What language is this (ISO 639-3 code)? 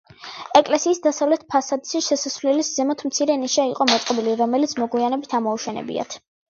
kat